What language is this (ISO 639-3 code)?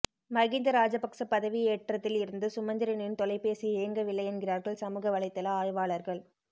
tam